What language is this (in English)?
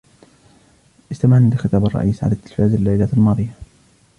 Arabic